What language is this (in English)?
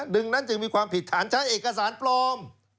Thai